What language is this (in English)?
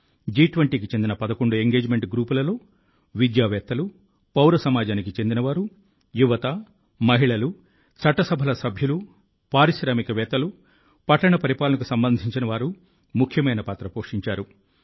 Telugu